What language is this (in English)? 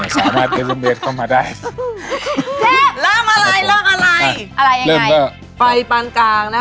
Thai